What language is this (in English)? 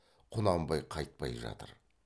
Kazakh